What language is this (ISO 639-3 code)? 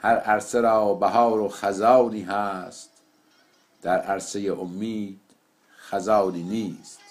fas